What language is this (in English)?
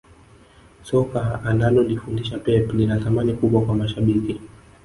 Swahili